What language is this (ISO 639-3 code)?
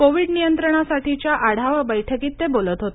mar